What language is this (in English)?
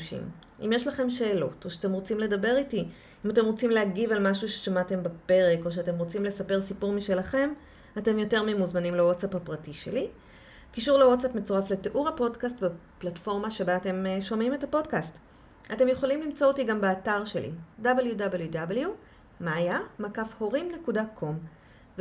Hebrew